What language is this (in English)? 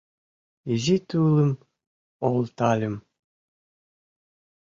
Mari